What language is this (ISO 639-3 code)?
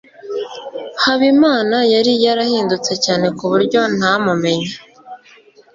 kin